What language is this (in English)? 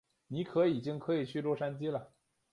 Chinese